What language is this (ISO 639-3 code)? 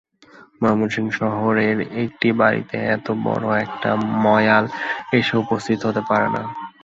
ben